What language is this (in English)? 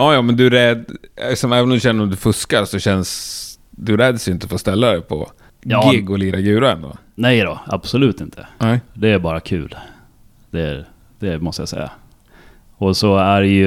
Swedish